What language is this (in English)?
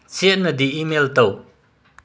Manipuri